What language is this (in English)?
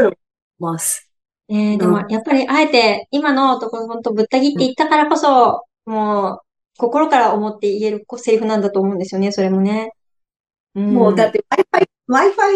Japanese